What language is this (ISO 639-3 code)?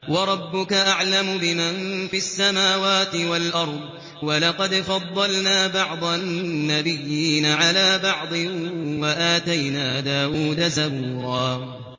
ara